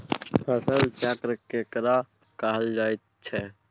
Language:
Maithili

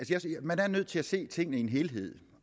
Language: Danish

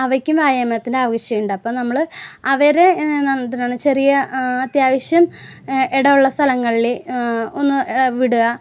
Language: Malayalam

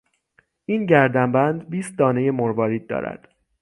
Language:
Persian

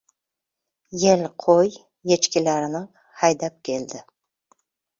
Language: Uzbek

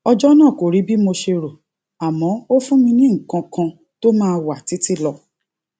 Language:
Yoruba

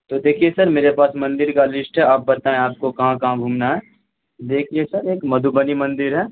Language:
Urdu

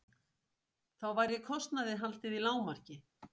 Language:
Icelandic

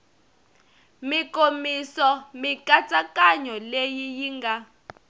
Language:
Tsonga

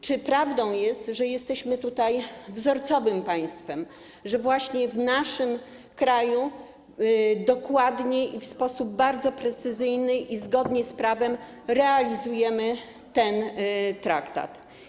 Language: Polish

